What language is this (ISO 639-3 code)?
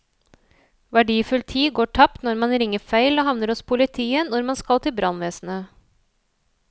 nor